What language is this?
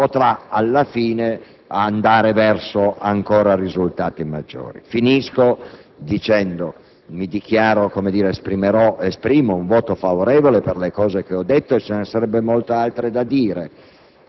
Italian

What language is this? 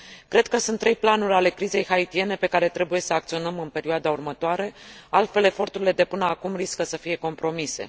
Romanian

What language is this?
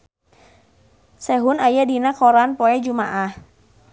Sundanese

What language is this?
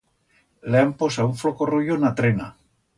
Aragonese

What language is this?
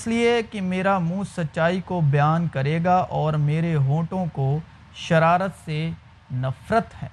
Urdu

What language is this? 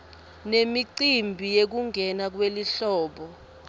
Swati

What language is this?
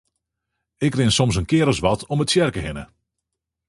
Western Frisian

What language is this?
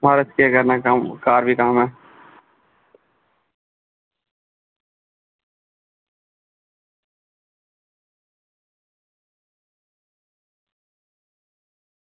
Dogri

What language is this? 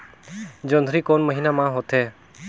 Chhattisgarhi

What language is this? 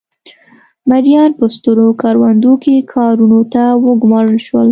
Pashto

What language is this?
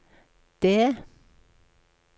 Norwegian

